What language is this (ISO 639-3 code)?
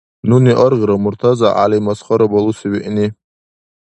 dar